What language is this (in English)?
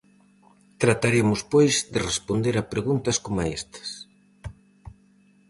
Galician